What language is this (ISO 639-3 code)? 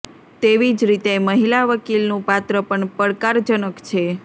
guj